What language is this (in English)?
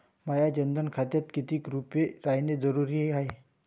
Marathi